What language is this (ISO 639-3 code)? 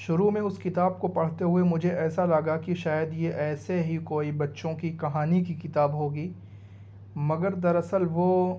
urd